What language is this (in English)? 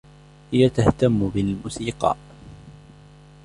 Arabic